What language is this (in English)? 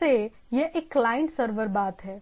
Hindi